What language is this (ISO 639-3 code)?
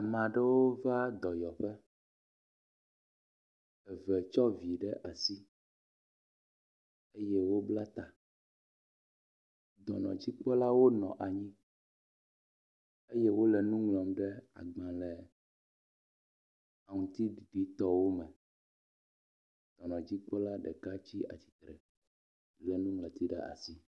ewe